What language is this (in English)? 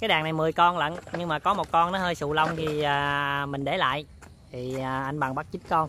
Vietnamese